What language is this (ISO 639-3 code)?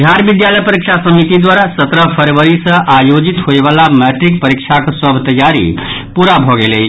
mai